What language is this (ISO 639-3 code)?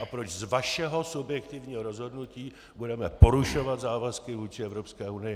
ces